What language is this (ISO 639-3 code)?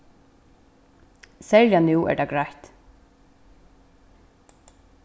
fao